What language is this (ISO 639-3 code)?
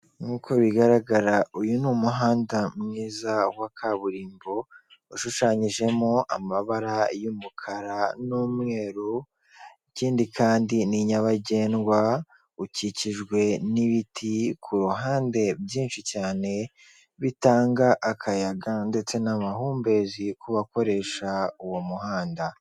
kin